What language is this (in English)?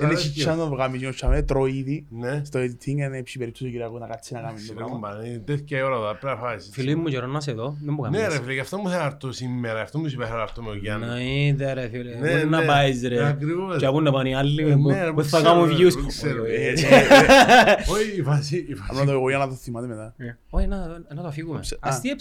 Greek